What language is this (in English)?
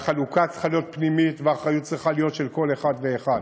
Hebrew